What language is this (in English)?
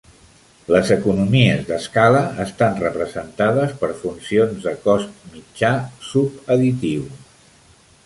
Catalan